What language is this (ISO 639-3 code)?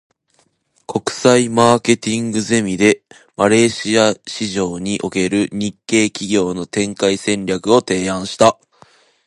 jpn